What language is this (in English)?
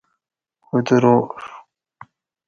Gawri